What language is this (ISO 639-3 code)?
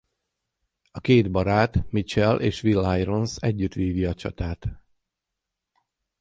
hun